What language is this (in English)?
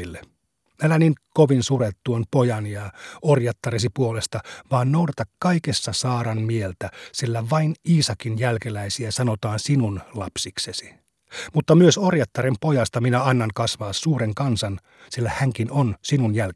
Finnish